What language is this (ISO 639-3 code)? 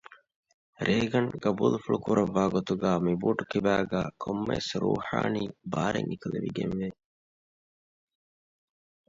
div